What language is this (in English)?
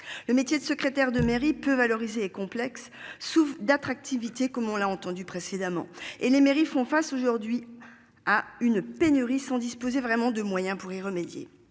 French